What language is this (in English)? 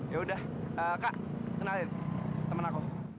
Indonesian